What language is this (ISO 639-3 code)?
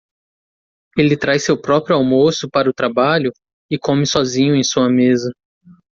por